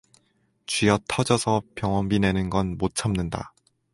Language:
Korean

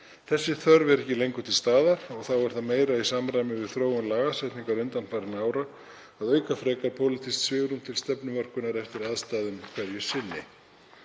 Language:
Icelandic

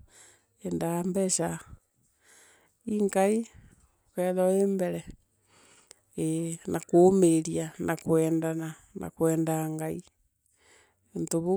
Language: Meru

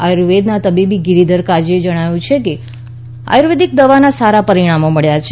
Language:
Gujarati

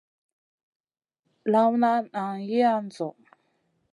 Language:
Masana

